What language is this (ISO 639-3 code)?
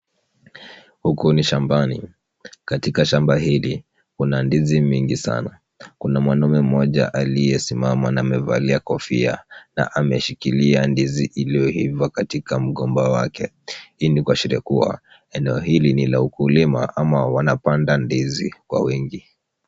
swa